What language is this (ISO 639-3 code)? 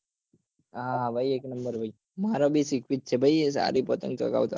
guj